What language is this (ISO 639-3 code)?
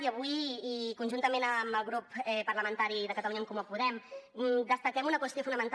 cat